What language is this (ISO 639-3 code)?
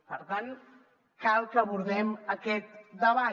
cat